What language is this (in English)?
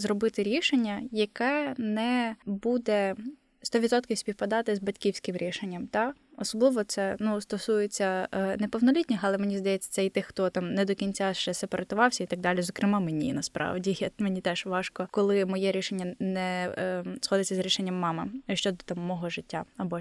Ukrainian